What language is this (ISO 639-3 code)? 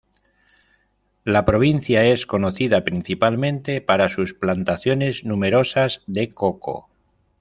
spa